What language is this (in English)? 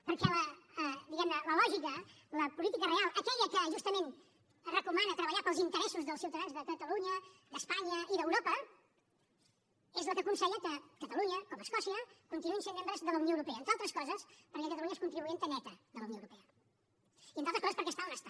Catalan